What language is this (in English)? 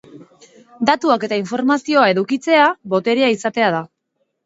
Basque